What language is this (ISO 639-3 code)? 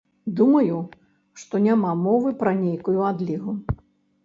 bel